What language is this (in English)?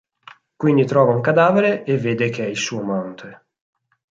Italian